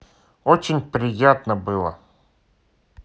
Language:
Russian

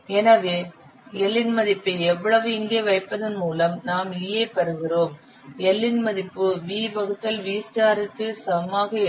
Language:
Tamil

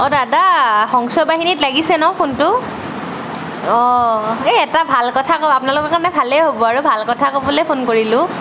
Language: Assamese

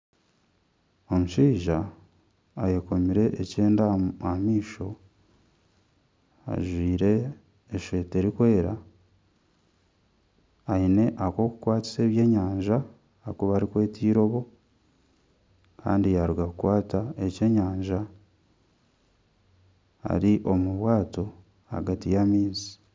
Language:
Nyankole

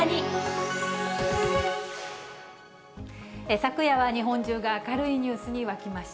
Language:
Japanese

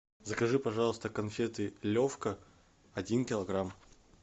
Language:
Russian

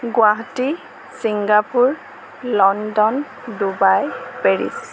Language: Assamese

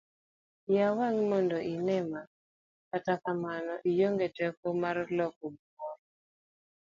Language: Luo (Kenya and Tanzania)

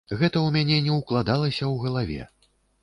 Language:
Belarusian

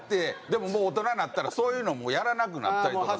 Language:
Japanese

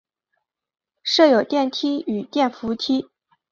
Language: Chinese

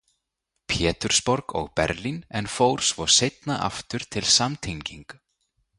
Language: Icelandic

